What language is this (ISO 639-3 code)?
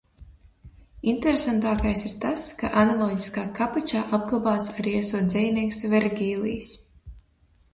lav